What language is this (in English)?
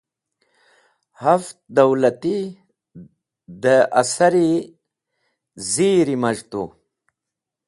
Wakhi